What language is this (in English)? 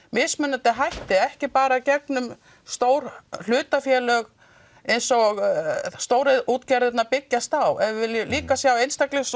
Icelandic